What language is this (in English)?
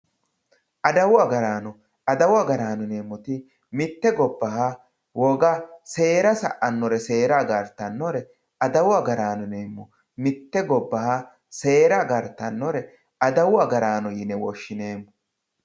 Sidamo